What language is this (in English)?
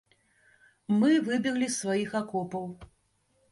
Belarusian